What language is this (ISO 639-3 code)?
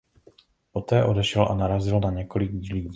ces